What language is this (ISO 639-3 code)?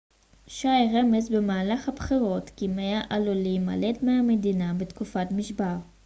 heb